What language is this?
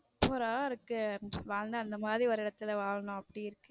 Tamil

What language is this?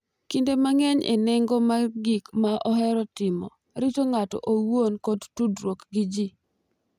Luo (Kenya and Tanzania)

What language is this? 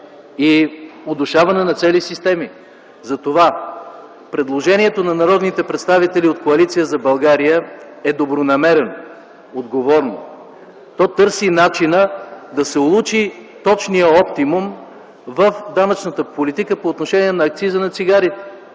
Bulgarian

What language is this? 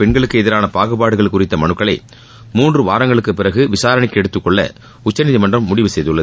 Tamil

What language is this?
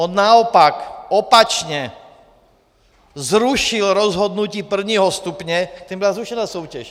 Czech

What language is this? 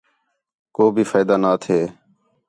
Khetrani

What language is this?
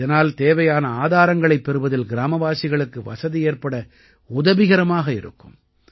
Tamil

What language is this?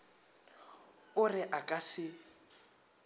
Northern Sotho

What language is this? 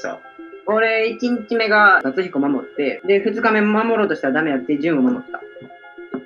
Japanese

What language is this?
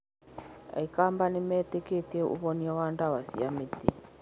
Kikuyu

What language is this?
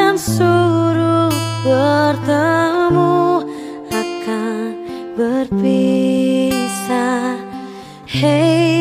Indonesian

